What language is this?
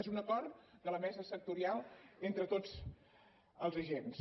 Catalan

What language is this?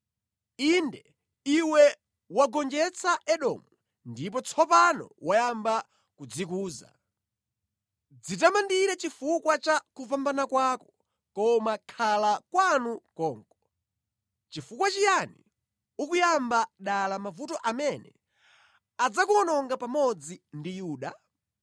Nyanja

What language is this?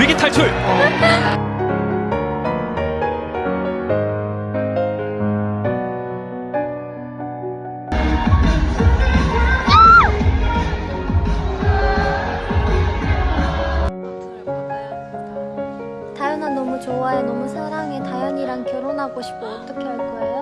Korean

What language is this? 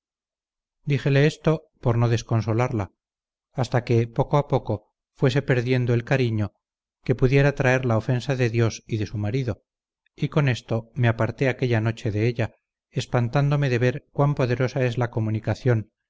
Spanish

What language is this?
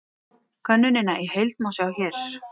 Icelandic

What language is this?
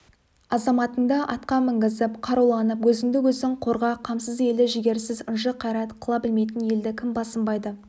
Kazakh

